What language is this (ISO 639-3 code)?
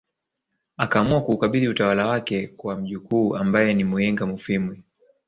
swa